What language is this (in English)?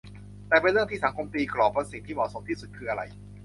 Thai